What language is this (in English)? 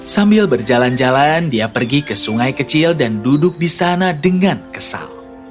Indonesian